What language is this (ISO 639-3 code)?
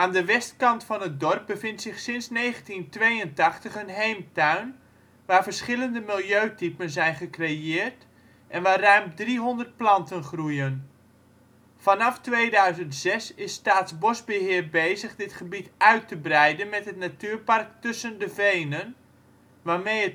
nld